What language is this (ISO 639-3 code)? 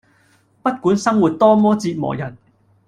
yue